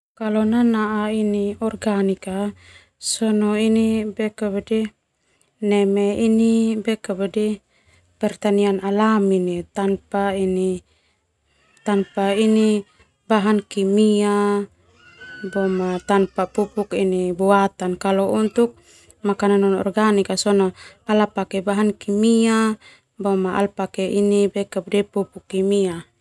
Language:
Termanu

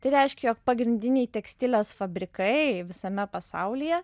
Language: Lithuanian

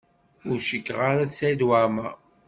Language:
Kabyle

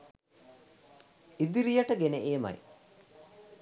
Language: Sinhala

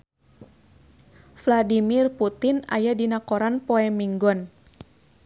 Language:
Sundanese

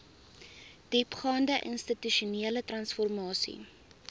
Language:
Afrikaans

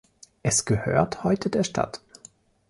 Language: German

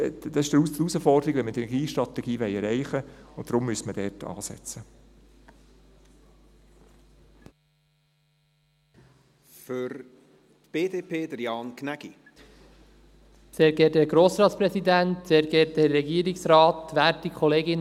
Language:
Swiss German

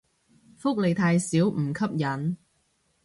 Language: Cantonese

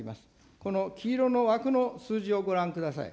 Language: Japanese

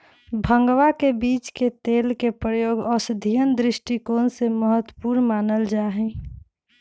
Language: Magahi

